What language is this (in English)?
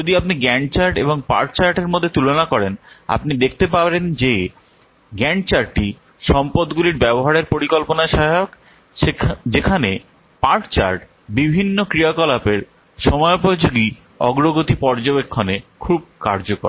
Bangla